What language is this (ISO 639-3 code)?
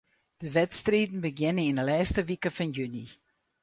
fry